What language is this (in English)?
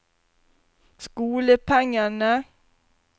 Norwegian